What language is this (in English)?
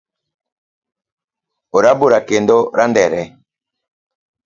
Luo (Kenya and Tanzania)